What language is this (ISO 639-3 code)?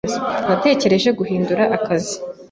kin